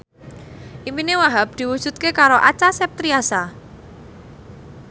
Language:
Javanese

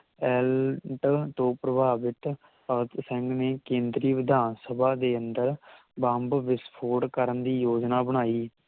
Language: Punjabi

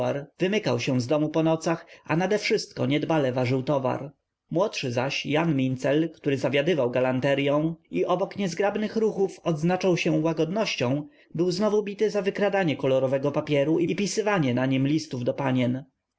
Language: Polish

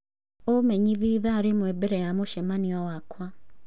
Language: Kikuyu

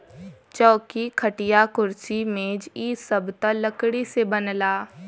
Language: Bhojpuri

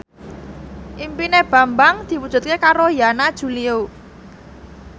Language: Javanese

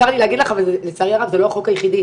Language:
Hebrew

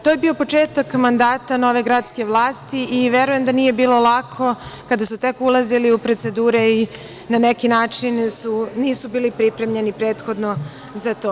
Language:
Serbian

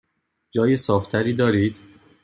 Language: Persian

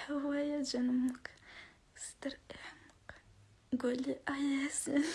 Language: Arabic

